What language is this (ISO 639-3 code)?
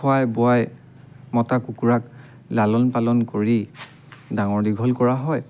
asm